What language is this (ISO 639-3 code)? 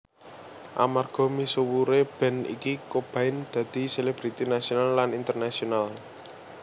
jav